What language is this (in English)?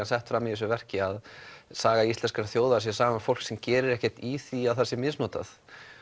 Icelandic